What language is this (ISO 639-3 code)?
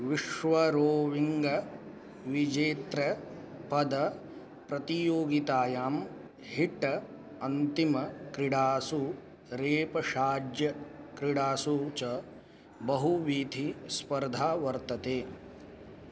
san